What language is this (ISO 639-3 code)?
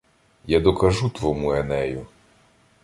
ukr